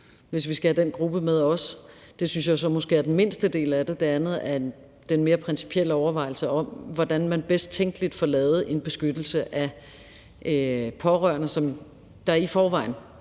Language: Danish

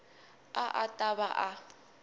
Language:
Tsonga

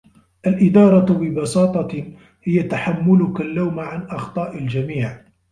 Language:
Arabic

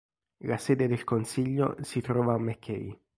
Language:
Italian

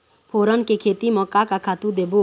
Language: Chhattisgarhi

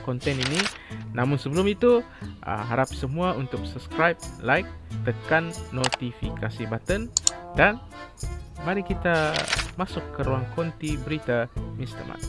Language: Malay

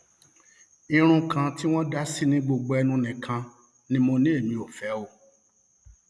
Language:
Yoruba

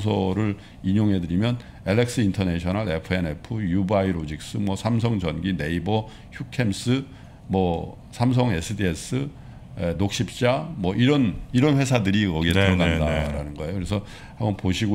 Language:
Korean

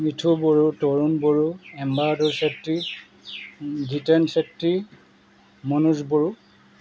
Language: Assamese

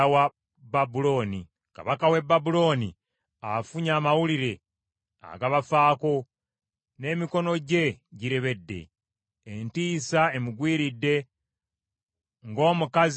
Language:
Ganda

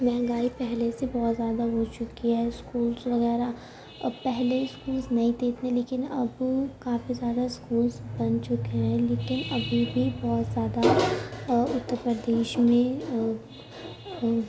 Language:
Urdu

